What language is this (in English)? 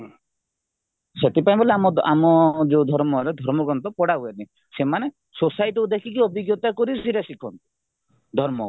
Odia